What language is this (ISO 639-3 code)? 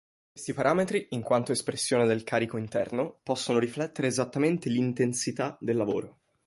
ita